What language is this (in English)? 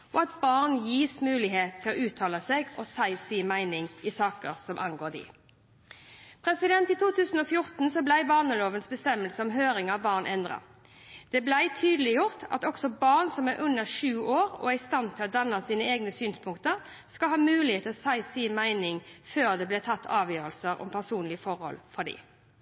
Norwegian Bokmål